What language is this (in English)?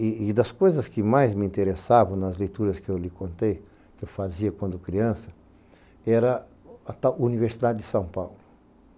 Portuguese